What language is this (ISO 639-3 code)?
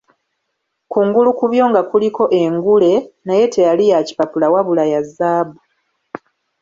lug